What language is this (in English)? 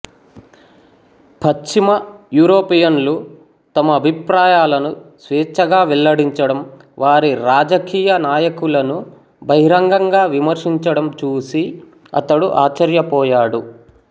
Telugu